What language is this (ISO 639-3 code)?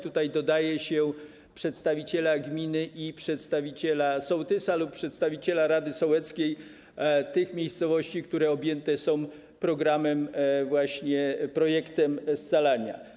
pol